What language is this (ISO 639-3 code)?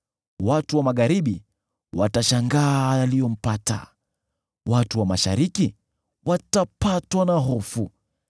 swa